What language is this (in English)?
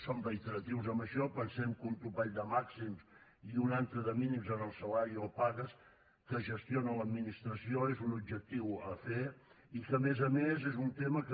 Catalan